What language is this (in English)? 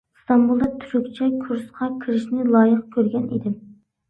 Uyghur